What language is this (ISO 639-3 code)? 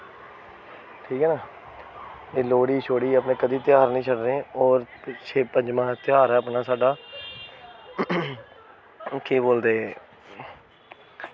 doi